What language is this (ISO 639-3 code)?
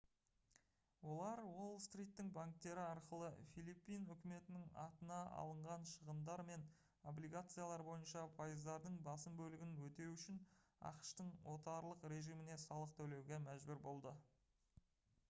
kaz